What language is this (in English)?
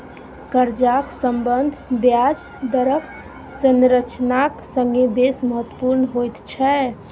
Maithili